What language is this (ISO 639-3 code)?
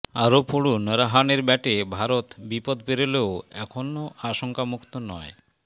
ben